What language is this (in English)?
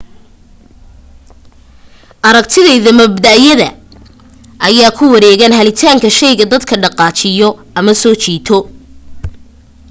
Somali